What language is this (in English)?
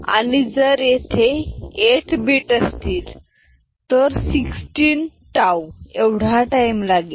Marathi